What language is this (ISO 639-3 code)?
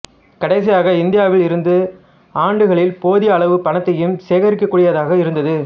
tam